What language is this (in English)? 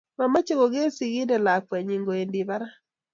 Kalenjin